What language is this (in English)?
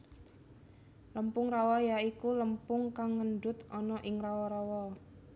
Javanese